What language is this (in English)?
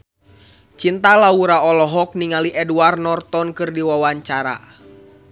Sundanese